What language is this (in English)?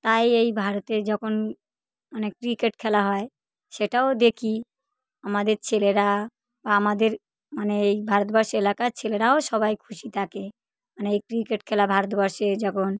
Bangla